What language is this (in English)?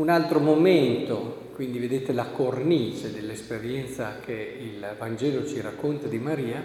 Italian